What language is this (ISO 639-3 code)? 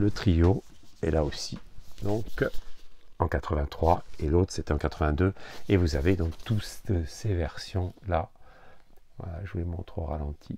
fra